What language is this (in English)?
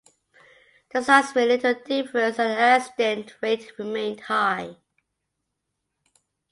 English